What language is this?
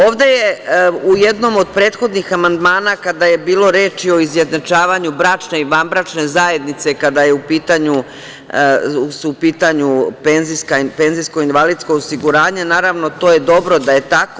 Serbian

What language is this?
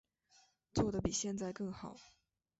Chinese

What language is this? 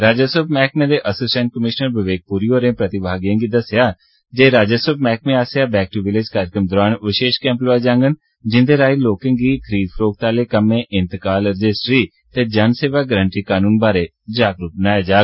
Dogri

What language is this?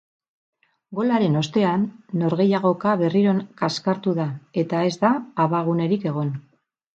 Basque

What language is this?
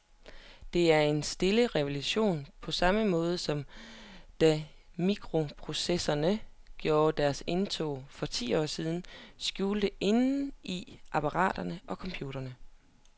Danish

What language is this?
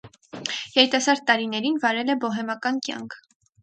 Armenian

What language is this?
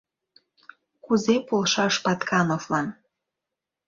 Mari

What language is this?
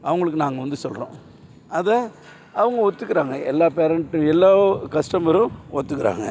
Tamil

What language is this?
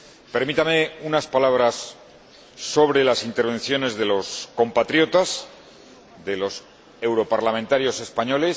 Spanish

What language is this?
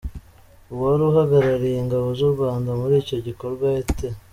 Kinyarwanda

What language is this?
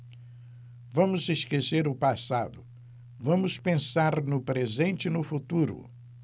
Portuguese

